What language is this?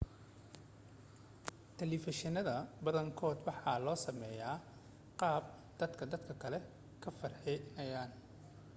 Somali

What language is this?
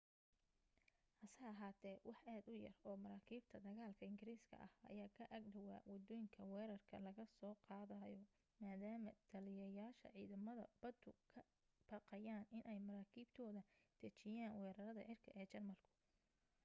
Somali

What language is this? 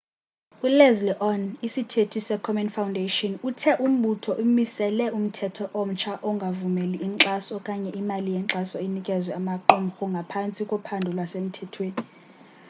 Xhosa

